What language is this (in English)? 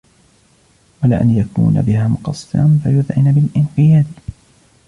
Arabic